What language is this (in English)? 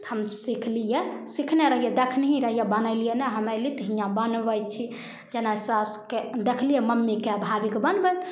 Maithili